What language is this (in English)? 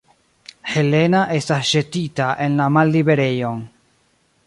Esperanto